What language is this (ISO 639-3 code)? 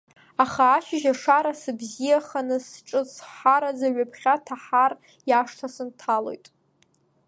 abk